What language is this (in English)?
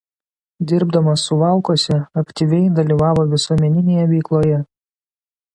Lithuanian